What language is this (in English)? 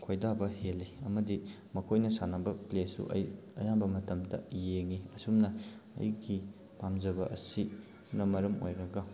Manipuri